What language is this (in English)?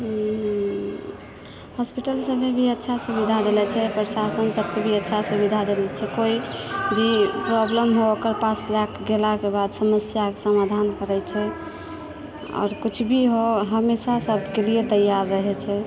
Maithili